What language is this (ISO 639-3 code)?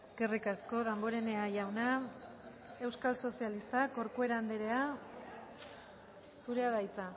eus